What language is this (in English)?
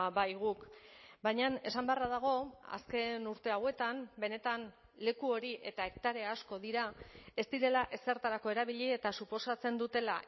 Basque